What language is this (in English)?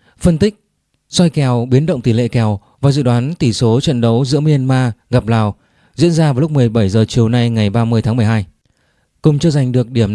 Vietnamese